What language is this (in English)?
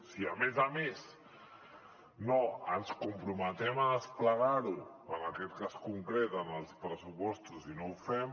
Catalan